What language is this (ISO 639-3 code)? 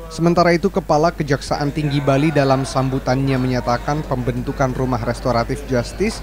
ind